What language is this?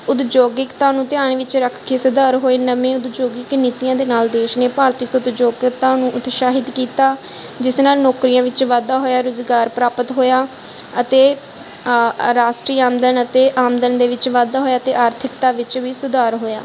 Punjabi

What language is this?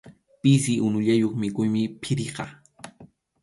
Arequipa-La Unión Quechua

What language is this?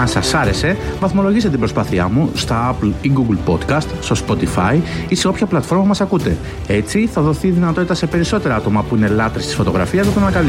Greek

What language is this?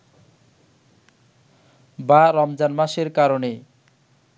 Bangla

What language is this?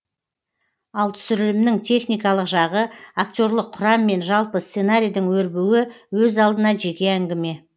Kazakh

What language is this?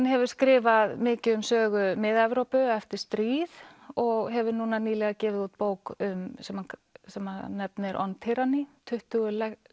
Icelandic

